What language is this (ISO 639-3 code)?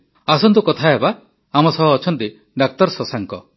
ori